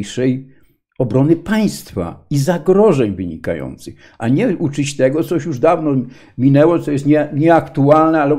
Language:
Polish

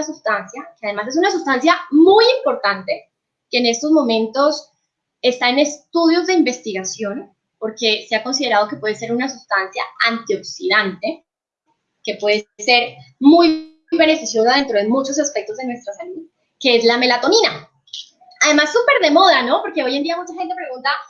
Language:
Spanish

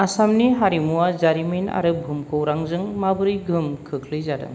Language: Bodo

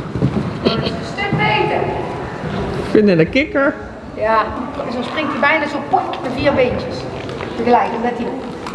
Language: Dutch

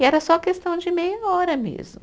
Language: Portuguese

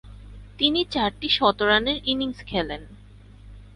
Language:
Bangla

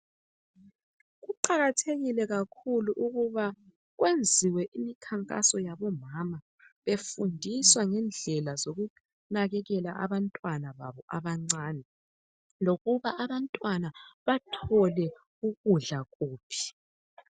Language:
North Ndebele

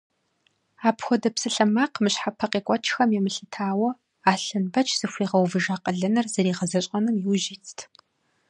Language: Kabardian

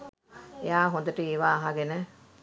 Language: Sinhala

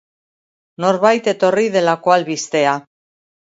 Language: Basque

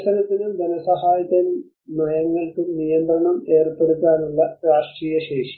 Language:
Malayalam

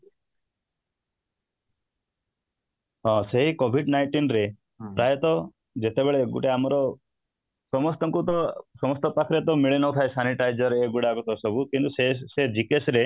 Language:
Odia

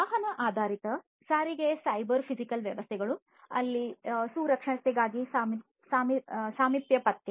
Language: Kannada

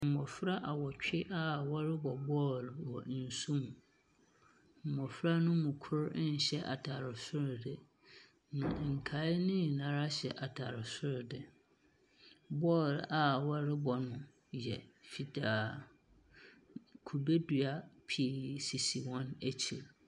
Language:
Akan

